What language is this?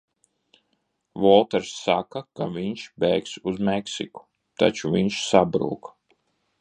Latvian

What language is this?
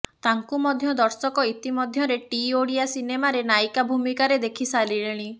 Odia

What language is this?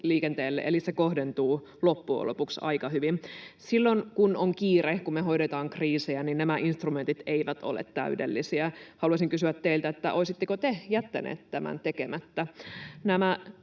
Finnish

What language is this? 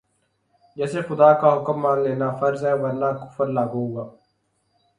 Urdu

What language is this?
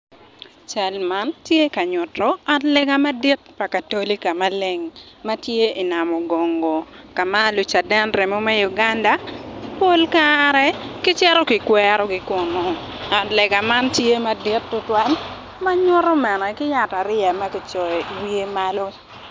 Acoli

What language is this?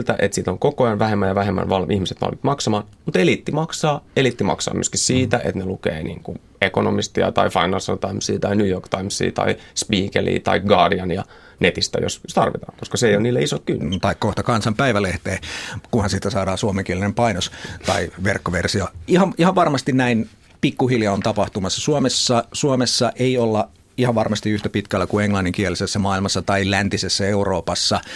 Finnish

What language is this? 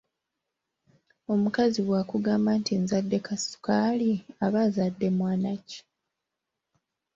Ganda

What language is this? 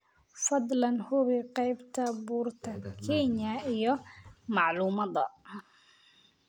Somali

